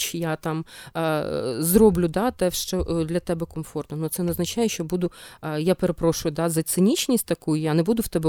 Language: Ukrainian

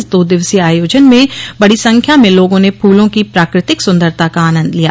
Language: Hindi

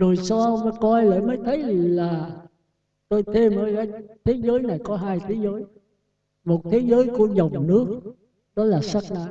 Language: Vietnamese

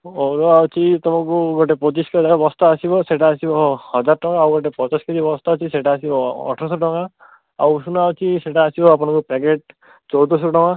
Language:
Odia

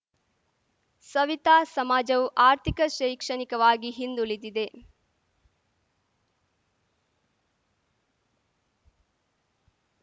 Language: Kannada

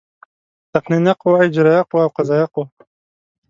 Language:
Pashto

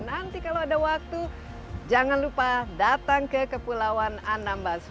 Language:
Indonesian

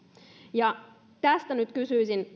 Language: Finnish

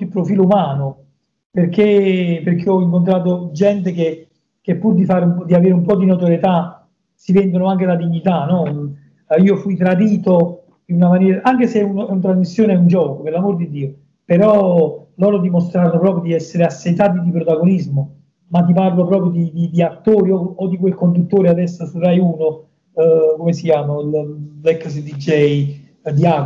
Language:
Italian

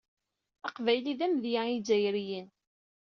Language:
Kabyle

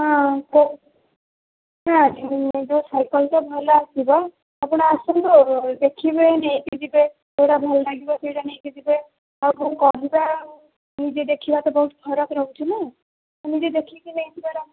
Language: Odia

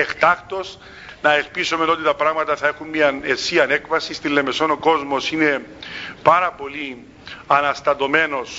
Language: Greek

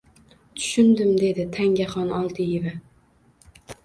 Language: Uzbek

